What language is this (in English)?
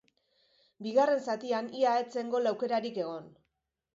Basque